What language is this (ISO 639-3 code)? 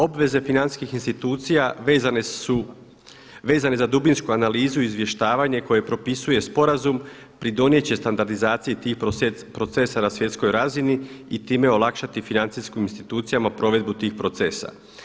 hrv